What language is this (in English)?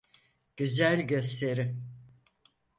Turkish